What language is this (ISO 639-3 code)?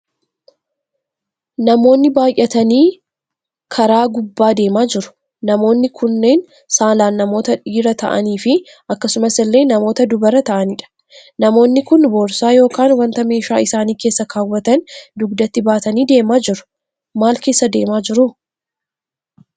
orm